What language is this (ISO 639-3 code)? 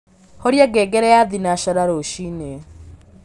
kik